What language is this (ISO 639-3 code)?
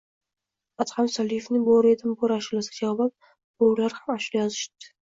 uzb